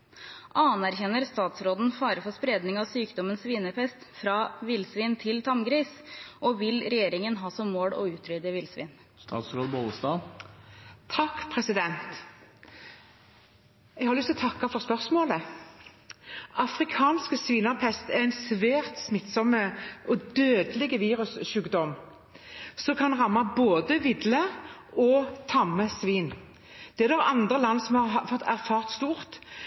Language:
Norwegian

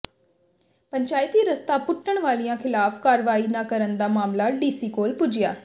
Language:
Punjabi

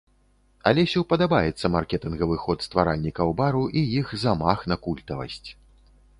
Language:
Belarusian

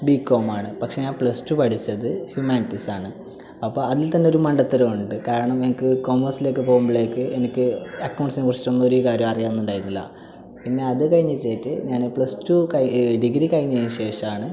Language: Malayalam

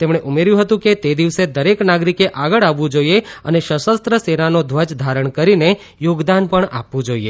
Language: Gujarati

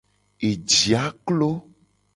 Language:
Gen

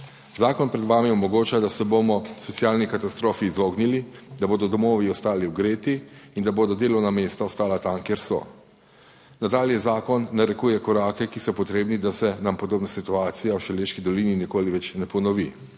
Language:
Slovenian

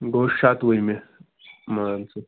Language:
Kashmiri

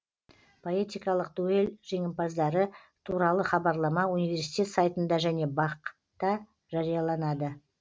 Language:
Kazakh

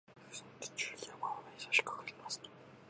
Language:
Japanese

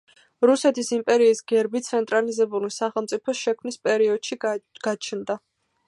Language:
Georgian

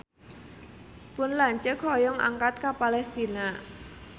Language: Sundanese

